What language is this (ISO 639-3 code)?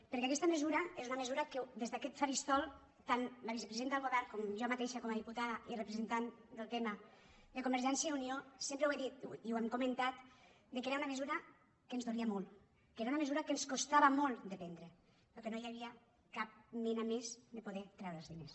cat